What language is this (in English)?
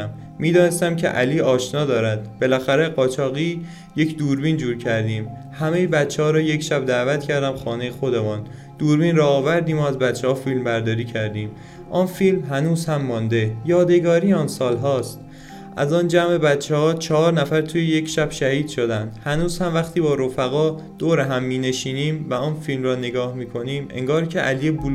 Persian